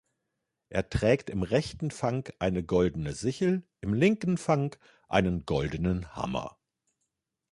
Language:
German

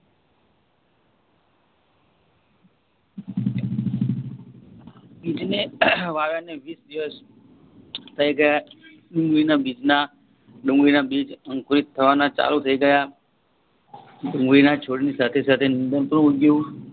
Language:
Gujarati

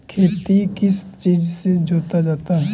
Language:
Magahi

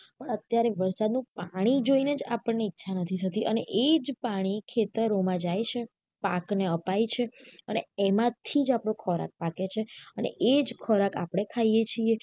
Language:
Gujarati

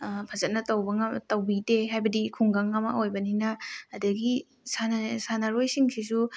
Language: Manipuri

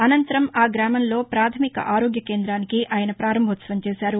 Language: Telugu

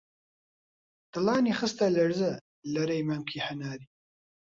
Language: Central Kurdish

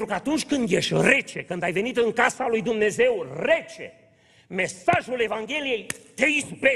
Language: Romanian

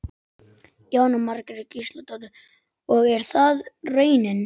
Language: Icelandic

